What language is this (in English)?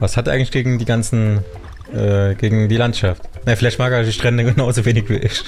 German